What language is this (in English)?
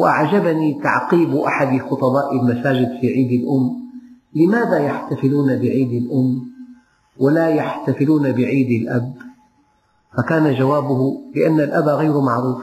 Arabic